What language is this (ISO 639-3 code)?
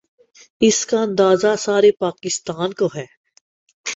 urd